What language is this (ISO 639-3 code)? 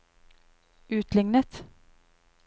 nor